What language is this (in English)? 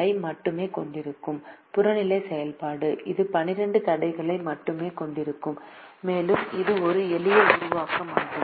Tamil